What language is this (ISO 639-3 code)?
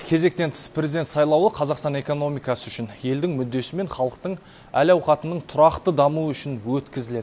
kaz